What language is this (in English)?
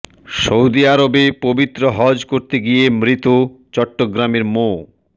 Bangla